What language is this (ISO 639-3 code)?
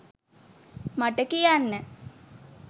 sin